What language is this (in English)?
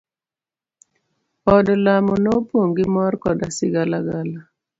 Luo (Kenya and Tanzania)